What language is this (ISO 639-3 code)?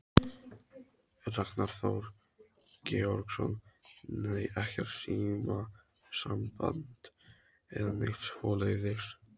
isl